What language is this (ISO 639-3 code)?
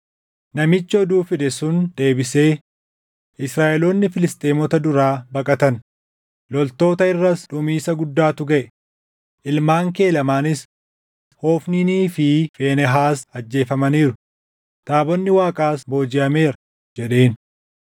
orm